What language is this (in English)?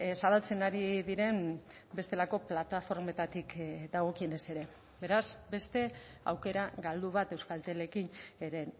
Basque